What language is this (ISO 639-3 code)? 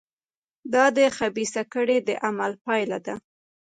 pus